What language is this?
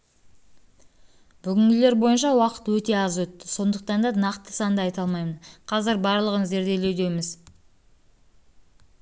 Kazakh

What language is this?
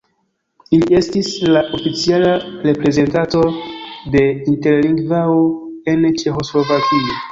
Esperanto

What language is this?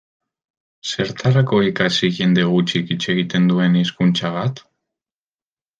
Basque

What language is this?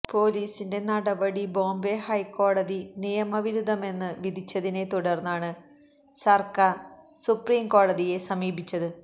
Malayalam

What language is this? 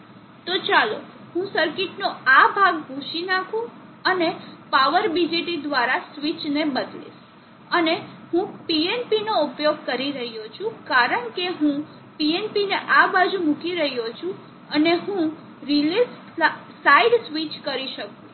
Gujarati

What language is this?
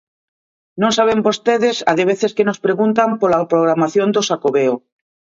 Galician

